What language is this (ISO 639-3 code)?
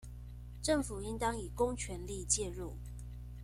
zho